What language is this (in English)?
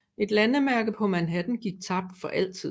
Danish